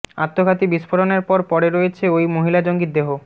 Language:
Bangla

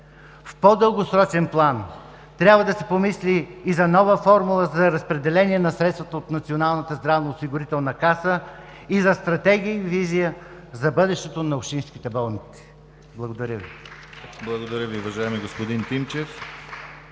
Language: Bulgarian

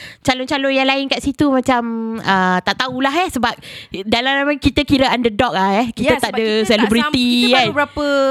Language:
Malay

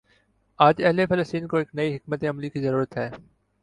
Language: Urdu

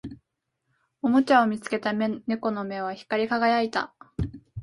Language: Japanese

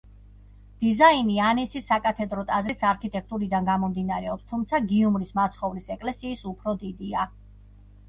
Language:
Georgian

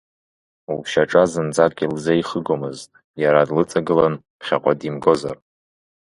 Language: Abkhazian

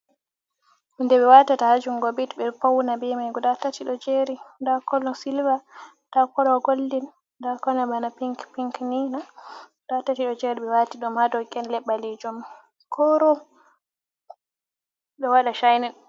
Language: Fula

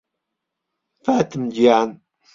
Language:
Central Kurdish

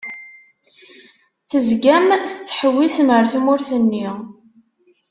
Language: Kabyle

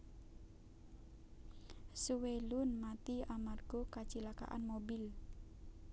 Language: Javanese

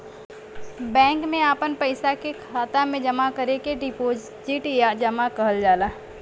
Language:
Bhojpuri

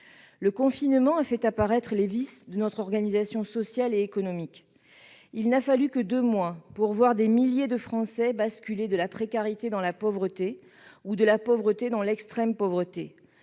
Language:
French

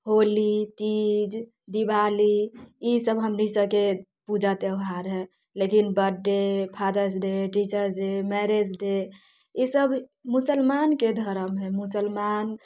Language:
Maithili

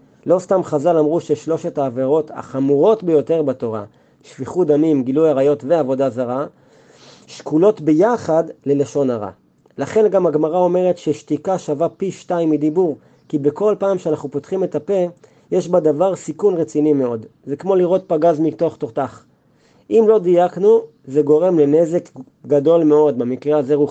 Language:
Hebrew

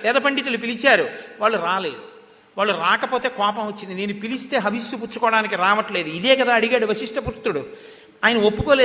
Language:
Telugu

